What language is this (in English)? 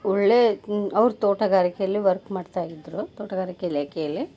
Kannada